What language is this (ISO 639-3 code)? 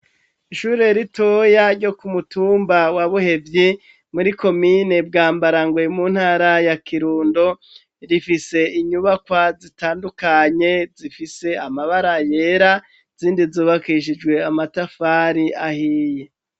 run